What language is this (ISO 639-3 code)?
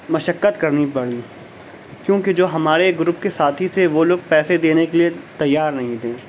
urd